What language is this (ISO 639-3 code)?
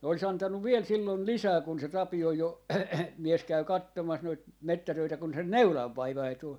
fin